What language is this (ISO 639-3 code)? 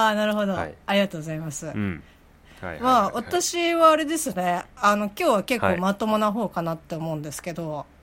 jpn